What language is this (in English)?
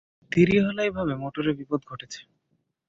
Bangla